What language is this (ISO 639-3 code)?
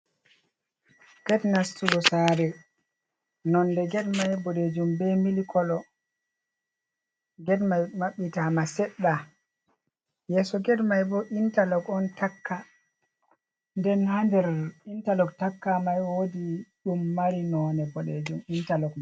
ful